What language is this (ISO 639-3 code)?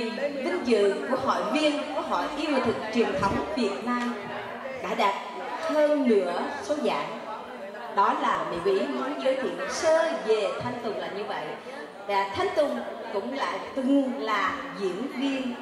vie